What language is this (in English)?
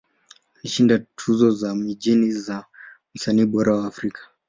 Swahili